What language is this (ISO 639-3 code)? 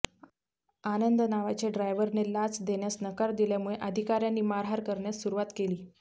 mar